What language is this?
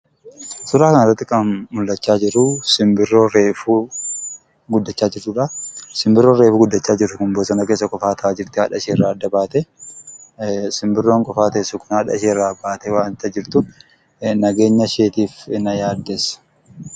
Oromo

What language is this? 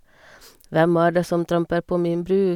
Norwegian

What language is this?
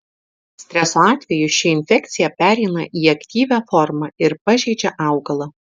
Lithuanian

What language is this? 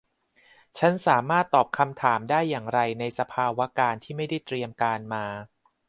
Thai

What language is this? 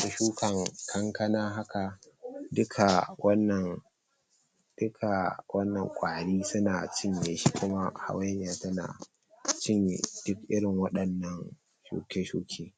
Hausa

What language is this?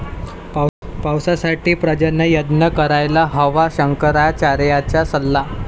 Marathi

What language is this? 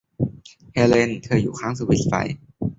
Thai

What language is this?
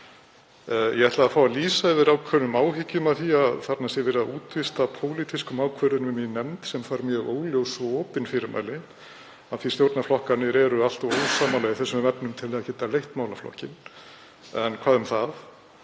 Icelandic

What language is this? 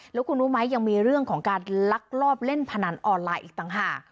Thai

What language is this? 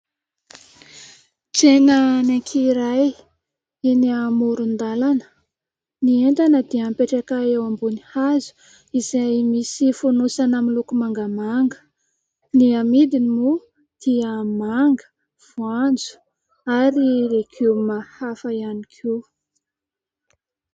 Malagasy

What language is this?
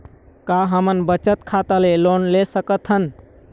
Chhattisgarhi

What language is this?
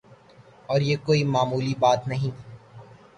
Urdu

